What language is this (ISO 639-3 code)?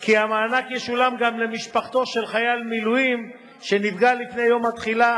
heb